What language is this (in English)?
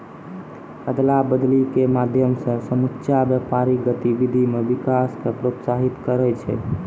Maithili